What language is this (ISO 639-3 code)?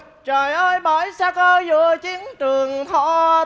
vie